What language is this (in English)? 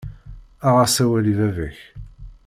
Kabyle